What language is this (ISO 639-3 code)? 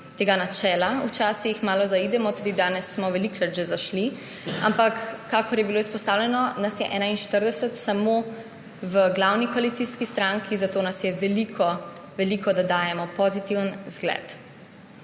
slv